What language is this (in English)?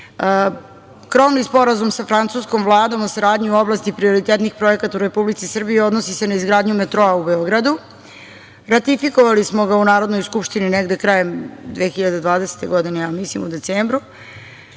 Serbian